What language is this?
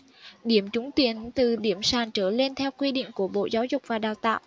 Vietnamese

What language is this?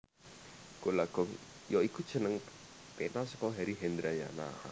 Javanese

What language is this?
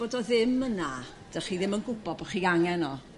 Welsh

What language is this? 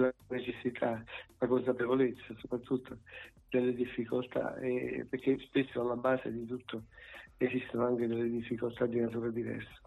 Italian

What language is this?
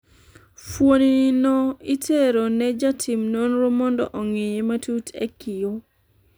Luo (Kenya and Tanzania)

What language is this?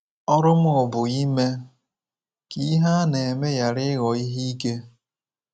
Igbo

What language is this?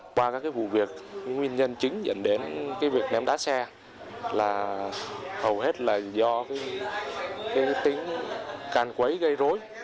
Vietnamese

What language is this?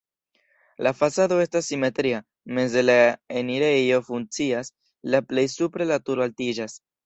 Esperanto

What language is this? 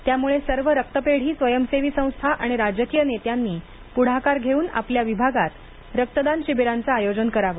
Marathi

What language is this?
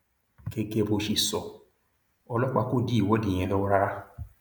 Yoruba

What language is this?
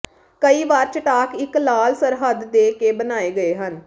Punjabi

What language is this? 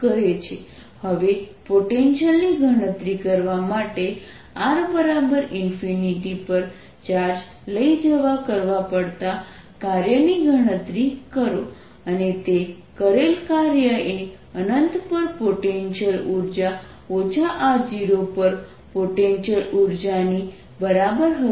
Gujarati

